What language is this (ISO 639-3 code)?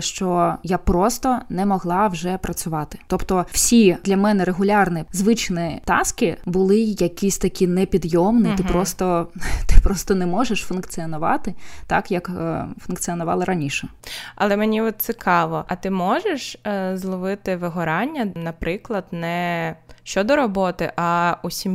ukr